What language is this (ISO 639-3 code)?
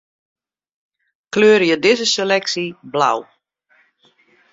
fry